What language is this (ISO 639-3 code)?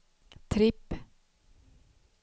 swe